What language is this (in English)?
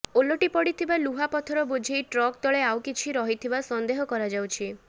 Odia